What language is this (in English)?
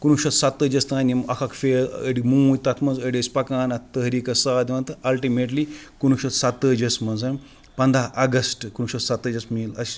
Kashmiri